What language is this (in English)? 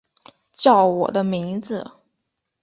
Chinese